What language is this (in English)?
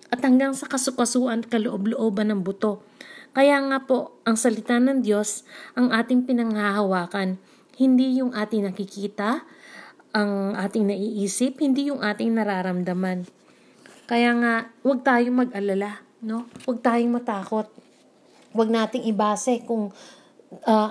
Filipino